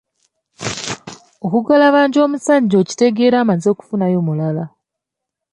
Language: Ganda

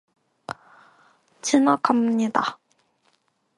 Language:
Korean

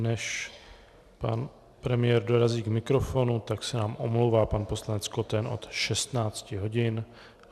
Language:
Czech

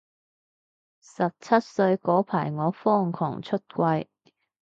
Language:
Cantonese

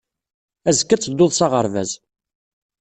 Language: Kabyle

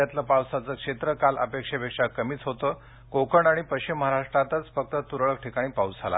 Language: Marathi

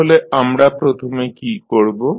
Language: Bangla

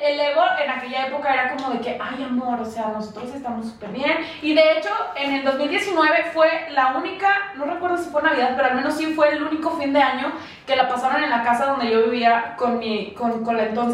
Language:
Spanish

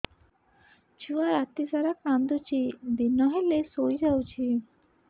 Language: Odia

